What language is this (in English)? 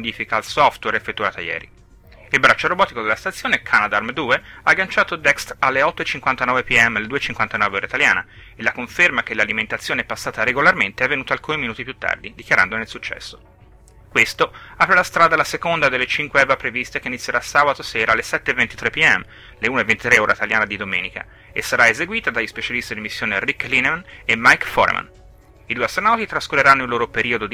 Italian